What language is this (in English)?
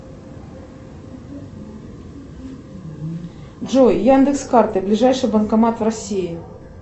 Russian